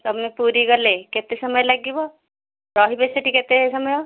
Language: Odia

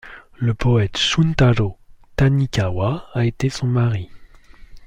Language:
French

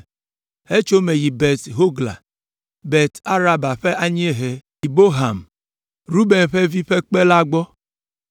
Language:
Ewe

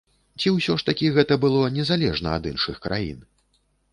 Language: Belarusian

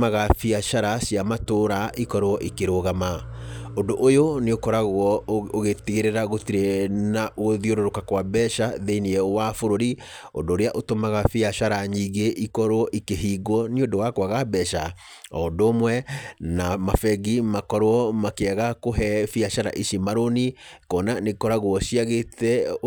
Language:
Kikuyu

